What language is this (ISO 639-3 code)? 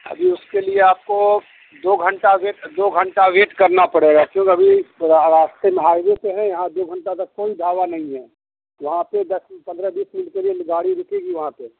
urd